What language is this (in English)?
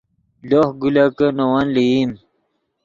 Yidgha